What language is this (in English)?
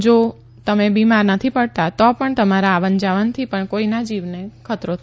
Gujarati